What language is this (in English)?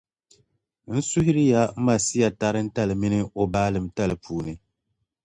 Dagbani